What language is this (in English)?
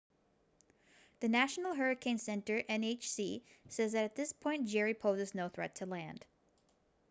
English